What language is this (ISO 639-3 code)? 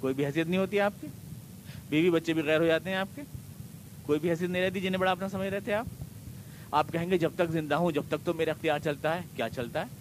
urd